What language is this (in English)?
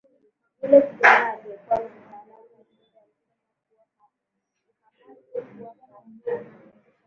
Swahili